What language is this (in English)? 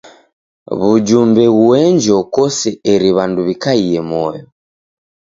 Taita